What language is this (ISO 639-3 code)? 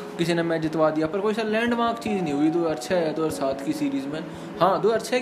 hin